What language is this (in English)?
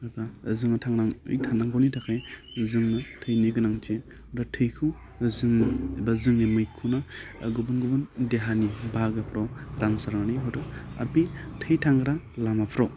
Bodo